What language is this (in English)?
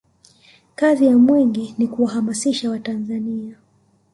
Swahili